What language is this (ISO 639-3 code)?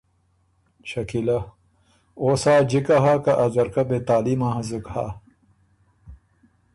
oru